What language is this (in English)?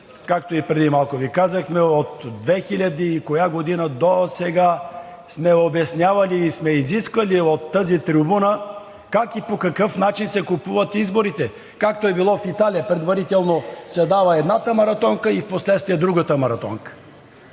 Bulgarian